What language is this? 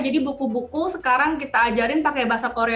Indonesian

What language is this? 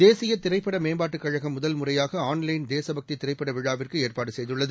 Tamil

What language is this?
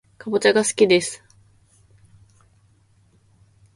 Japanese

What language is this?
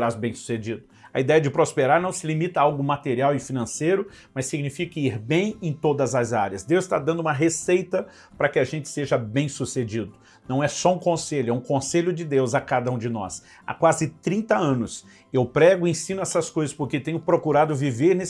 Portuguese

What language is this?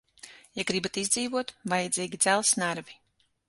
Latvian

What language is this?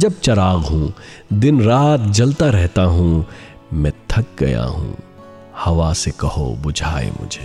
Urdu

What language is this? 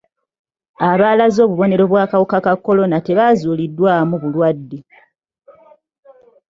Ganda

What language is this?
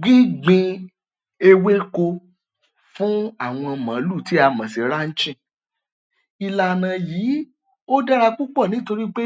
Yoruba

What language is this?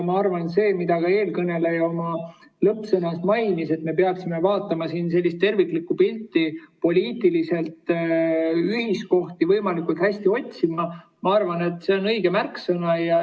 Estonian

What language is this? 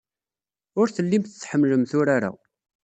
Kabyle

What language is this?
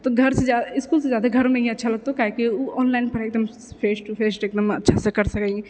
Maithili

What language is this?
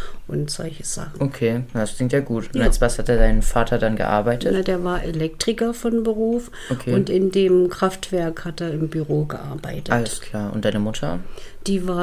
German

